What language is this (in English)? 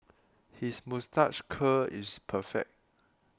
English